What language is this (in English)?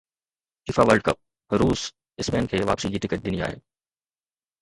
Sindhi